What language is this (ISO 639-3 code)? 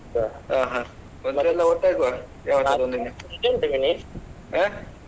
kan